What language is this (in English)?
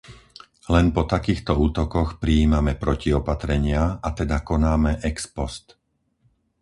Slovak